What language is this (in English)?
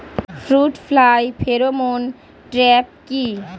Bangla